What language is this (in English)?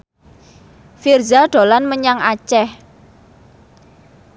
Javanese